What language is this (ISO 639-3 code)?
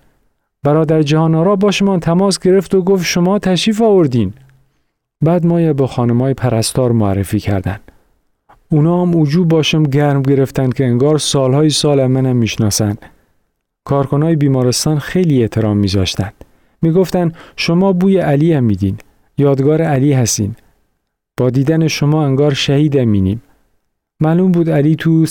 fas